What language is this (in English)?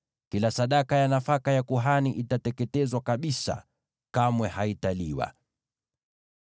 Swahili